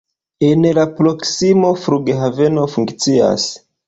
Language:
Esperanto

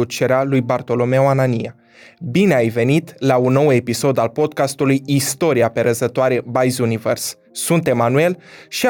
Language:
Romanian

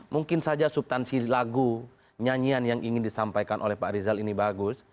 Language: Indonesian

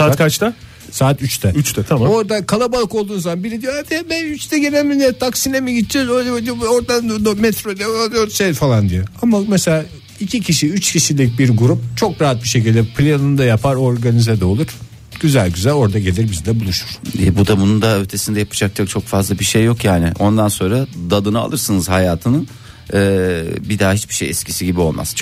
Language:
Turkish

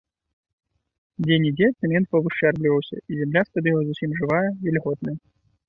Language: Belarusian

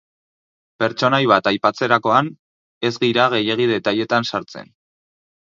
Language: Basque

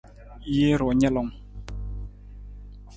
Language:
Nawdm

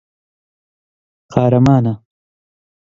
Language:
Central Kurdish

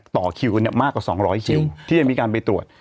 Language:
Thai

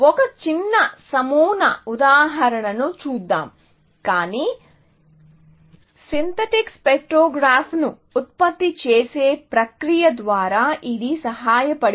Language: Telugu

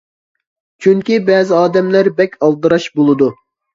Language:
Uyghur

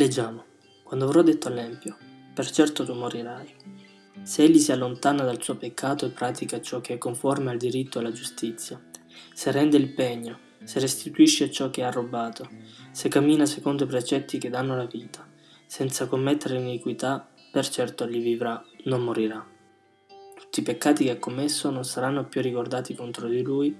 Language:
Italian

